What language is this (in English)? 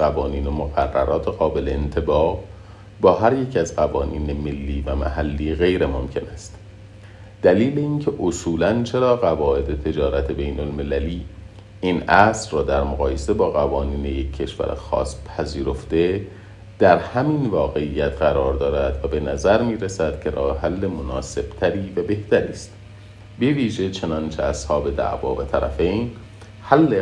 Persian